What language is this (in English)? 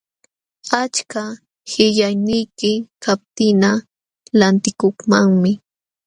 Jauja Wanca Quechua